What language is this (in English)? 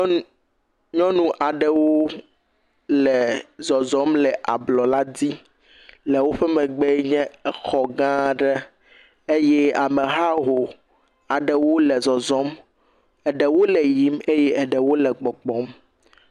Ewe